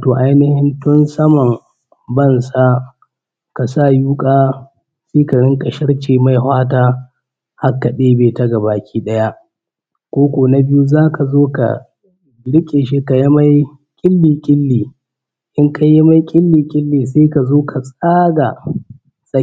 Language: Hausa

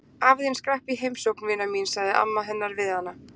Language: Icelandic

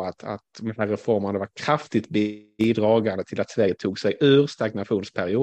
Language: Swedish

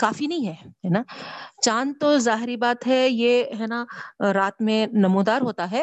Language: Urdu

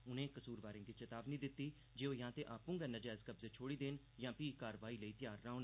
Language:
Dogri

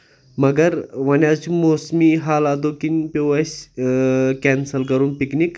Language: Kashmiri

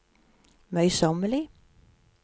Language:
Norwegian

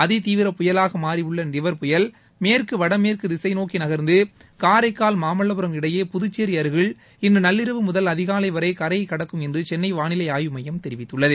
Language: Tamil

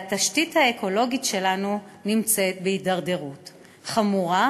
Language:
Hebrew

